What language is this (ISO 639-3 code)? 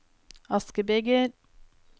nor